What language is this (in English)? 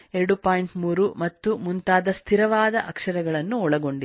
Kannada